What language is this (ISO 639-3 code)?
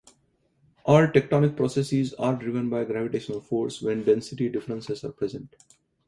eng